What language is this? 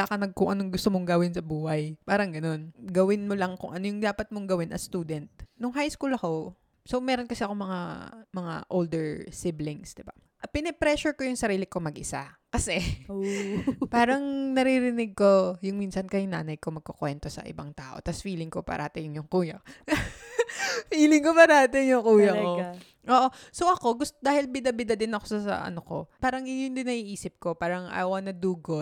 Filipino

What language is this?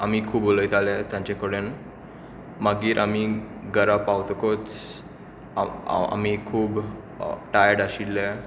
Konkani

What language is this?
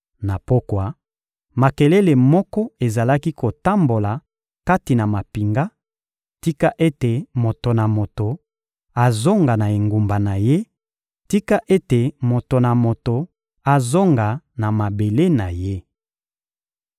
Lingala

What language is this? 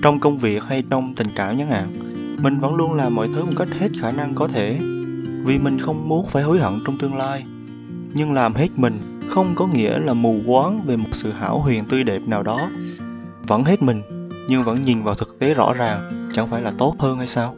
Vietnamese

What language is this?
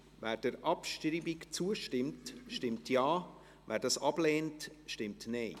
Swiss German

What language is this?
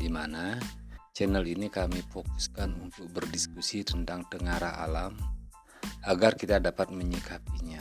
Indonesian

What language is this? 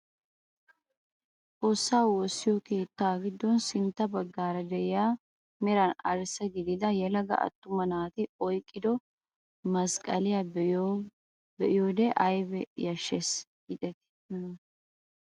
Wolaytta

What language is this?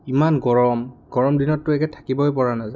Assamese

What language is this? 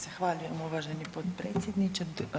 Croatian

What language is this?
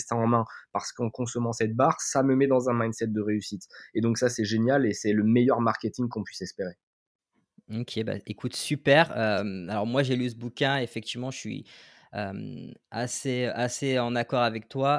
French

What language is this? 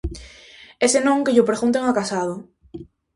Galician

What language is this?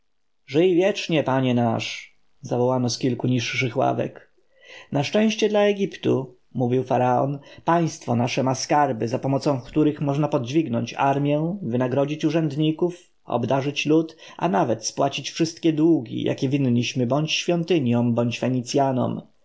Polish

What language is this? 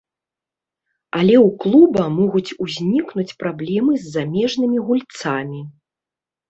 Belarusian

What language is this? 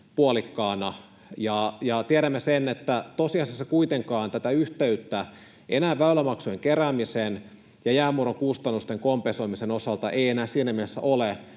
Finnish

